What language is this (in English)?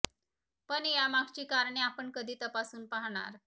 Marathi